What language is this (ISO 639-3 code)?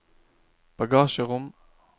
nor